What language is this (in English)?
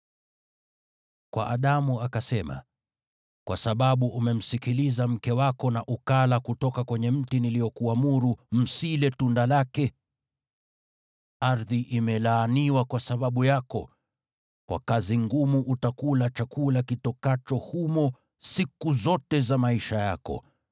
Swahili